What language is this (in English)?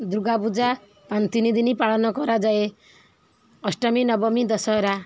Odia